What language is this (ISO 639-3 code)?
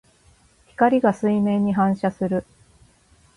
jpn